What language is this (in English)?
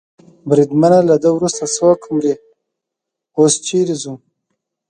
Pashto